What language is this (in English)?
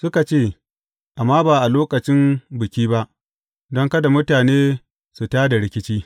Hausa